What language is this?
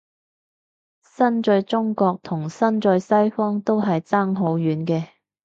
Cantonese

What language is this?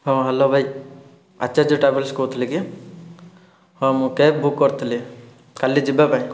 Odia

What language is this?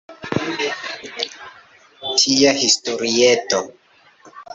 Esperanto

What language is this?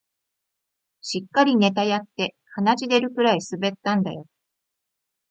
Japanese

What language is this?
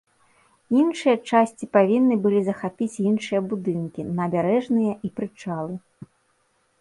Belarusian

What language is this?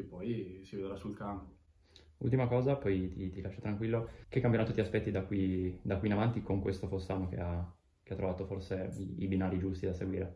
Italian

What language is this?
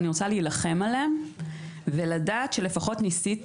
Hebrew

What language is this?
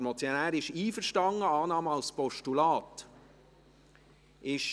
Swiss German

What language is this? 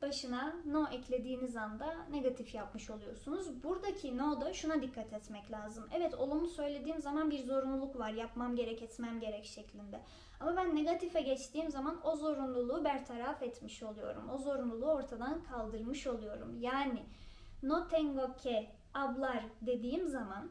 Turkish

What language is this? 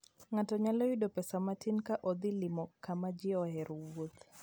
Luo (Kenya and Tanzania)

